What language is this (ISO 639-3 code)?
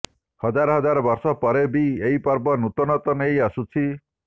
ori